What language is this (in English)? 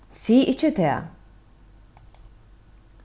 Faroese